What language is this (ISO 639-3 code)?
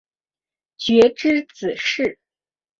zho